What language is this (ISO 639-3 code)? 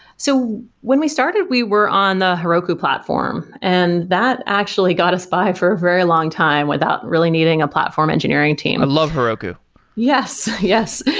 eng